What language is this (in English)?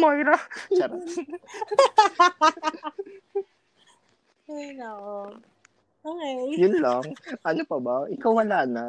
Filipino